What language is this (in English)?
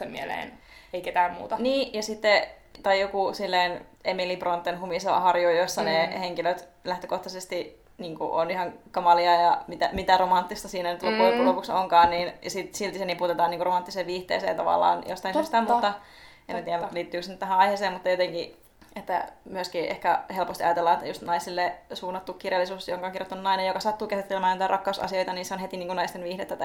Finnish